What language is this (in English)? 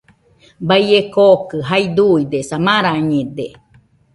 Nüpode Huitoto